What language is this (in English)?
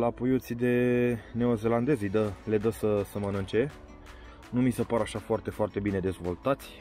Romanian